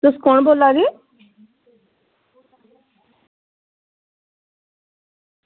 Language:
Dogri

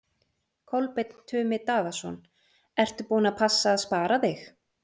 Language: Icelandic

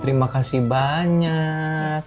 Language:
Indonesian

